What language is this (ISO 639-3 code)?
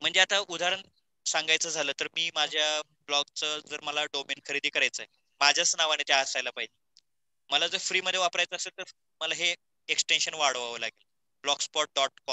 mar